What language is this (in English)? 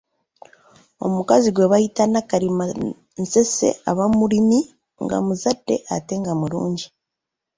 Ganda